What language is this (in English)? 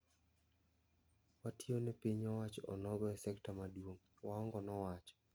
Luo (Kenya and Tanzania)